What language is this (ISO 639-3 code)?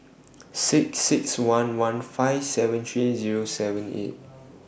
eng